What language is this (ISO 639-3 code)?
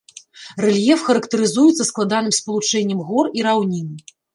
bel